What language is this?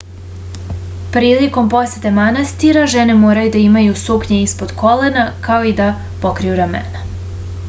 Serbian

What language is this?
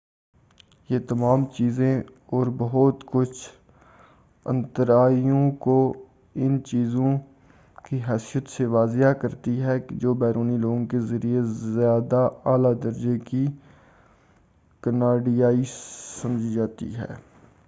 Urdu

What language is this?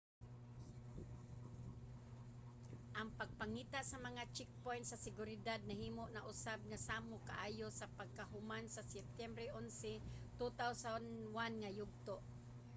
Cebuano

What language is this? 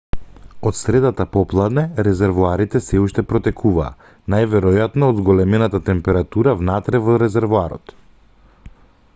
Macedonian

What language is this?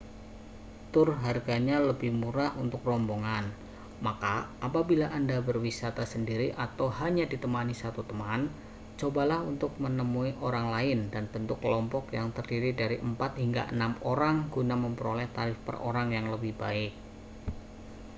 Indonesian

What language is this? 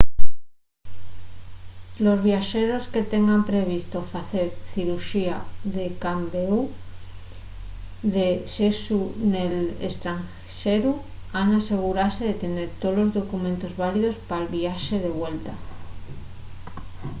Asturian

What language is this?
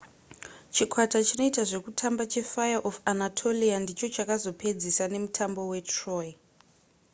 Shona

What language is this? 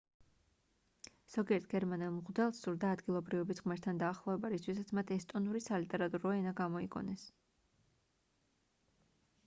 Georgian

